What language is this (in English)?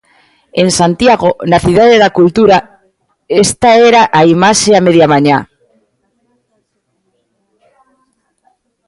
Galician